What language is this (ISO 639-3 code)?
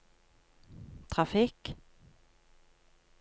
nor